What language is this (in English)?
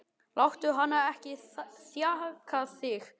Icelandic